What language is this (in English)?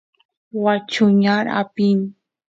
Santiago del Estero Quichua